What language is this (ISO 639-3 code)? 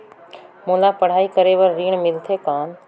hne